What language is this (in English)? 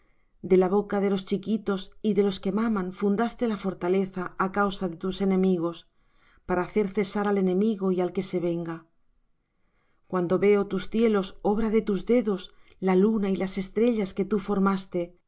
Spanish